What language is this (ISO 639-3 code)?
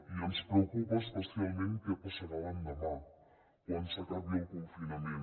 cat